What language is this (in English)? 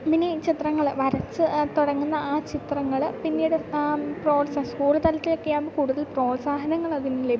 Malayalam